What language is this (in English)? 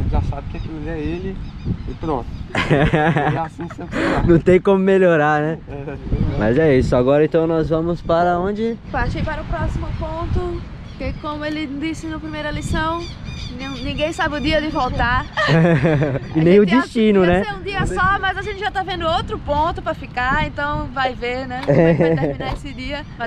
Portuguese